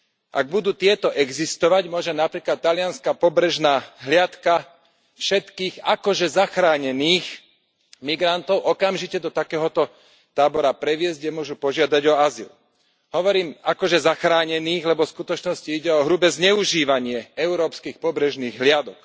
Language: Slovak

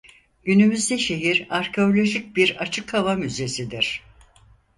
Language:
Turkish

